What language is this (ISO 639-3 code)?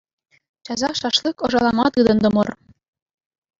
chv